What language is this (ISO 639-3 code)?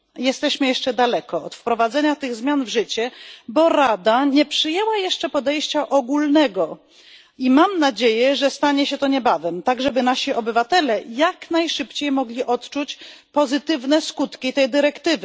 pol